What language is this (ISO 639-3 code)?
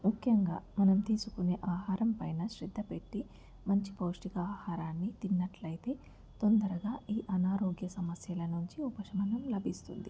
tel